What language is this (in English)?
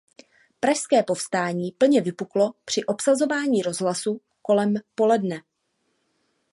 Czech